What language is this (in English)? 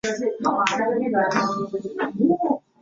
Chinese